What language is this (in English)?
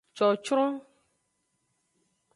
Aja (Benin)